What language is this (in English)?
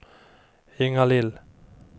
Swedish